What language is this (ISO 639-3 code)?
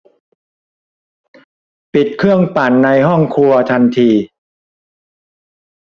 tha